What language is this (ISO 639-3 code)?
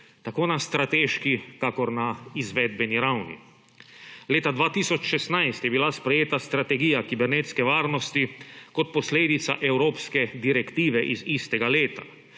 slv